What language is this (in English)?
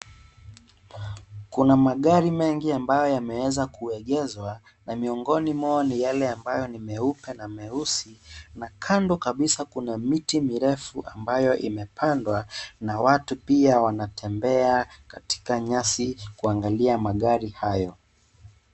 Swahili